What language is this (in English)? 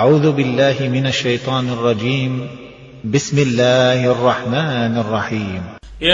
Arabic